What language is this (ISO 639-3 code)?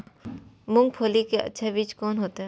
mai